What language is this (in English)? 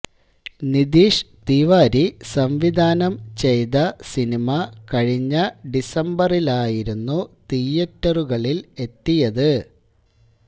Malayalam